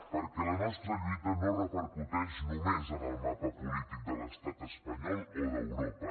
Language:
Catalan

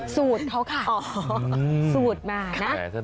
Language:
Thai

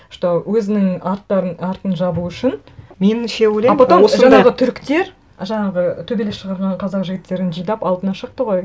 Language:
Kazakh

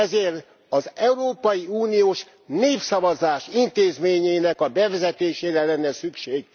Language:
Hungarian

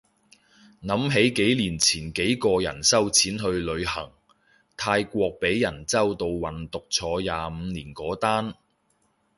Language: Cantonese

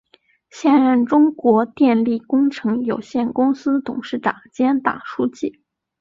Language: Chinese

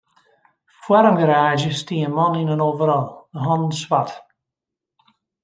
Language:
Western Frisian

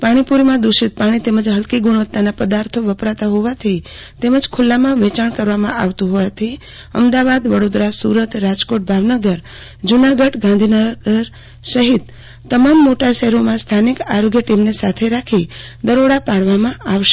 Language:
Gujarati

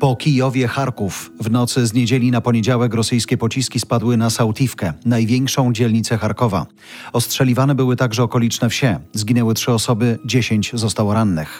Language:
Polish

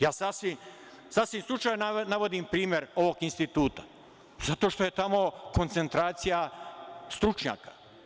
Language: Serbian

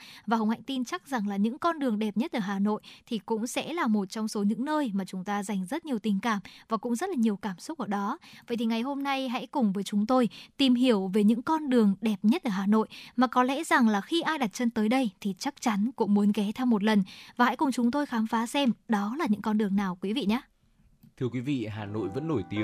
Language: Vietnamese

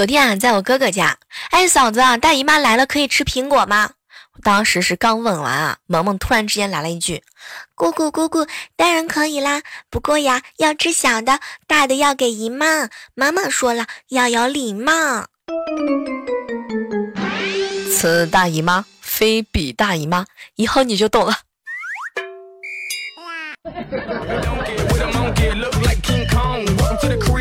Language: Chinese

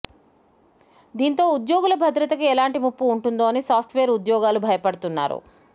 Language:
Telugu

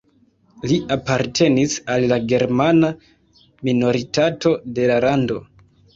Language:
Esperanto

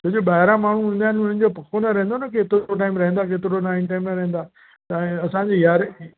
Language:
Sindhi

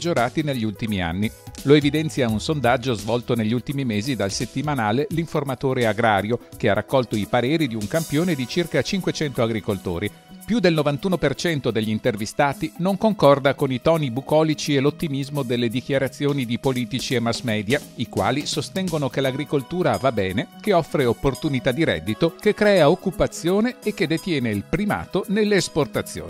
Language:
Italian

